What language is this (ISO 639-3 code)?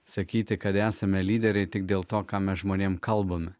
lit